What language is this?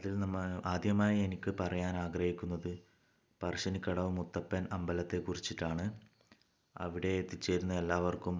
Malayalam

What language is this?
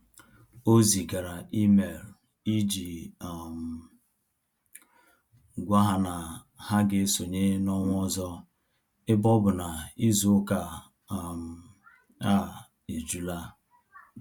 Igbo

